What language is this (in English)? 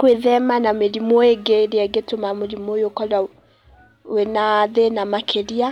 Kikuyu